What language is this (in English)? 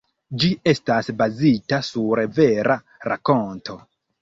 Esperanto